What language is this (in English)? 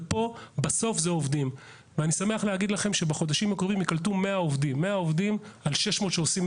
Hebrew